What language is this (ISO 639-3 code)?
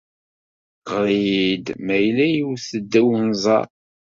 kab